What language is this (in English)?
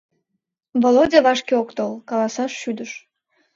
Mari